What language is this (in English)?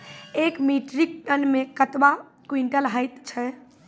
Maithili